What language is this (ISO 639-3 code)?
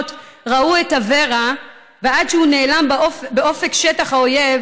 heb